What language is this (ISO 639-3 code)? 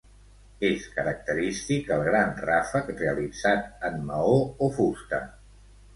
cat